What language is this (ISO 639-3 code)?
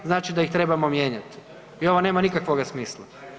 hrv